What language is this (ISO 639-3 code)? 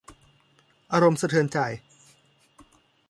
tha